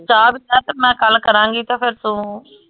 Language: Punjabi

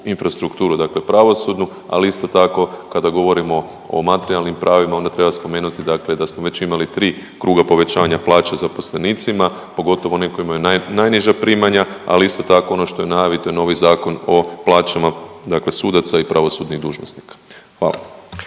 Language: Croatian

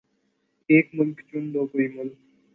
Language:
Urdu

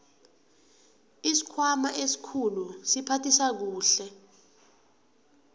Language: South Ndebele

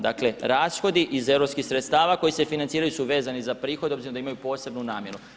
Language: Croatian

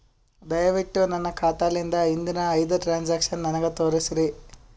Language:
Kannada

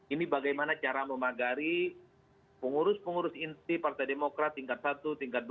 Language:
Indonesian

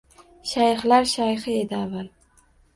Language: Uzbek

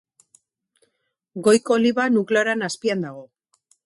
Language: Basque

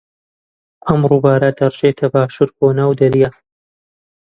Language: Central Kurdish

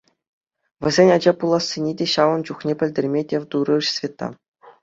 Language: Chuvash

